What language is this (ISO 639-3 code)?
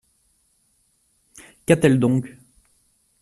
fra